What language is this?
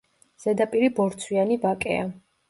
Georgian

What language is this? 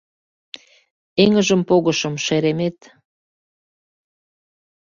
Mari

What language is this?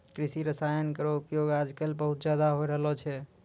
Maithili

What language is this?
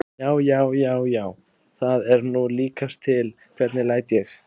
Icelandic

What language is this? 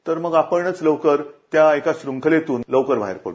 Marathi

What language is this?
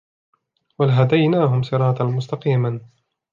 Arabic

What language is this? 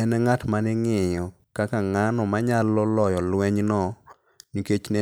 Luo (Kenya and Tanzania)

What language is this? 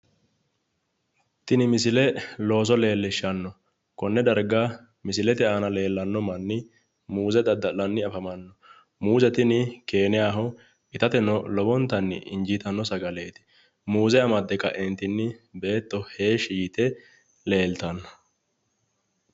Sidamo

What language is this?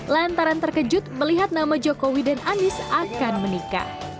Indonesian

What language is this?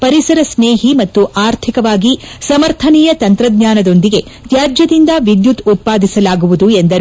Kannada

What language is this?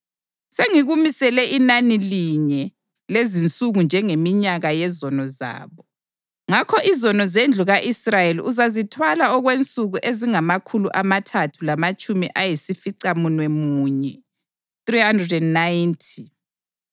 North Ndebele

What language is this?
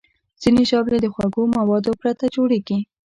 Pashto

